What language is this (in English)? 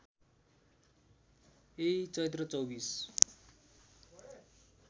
Nepali